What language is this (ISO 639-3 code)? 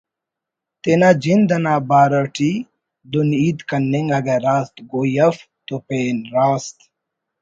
brh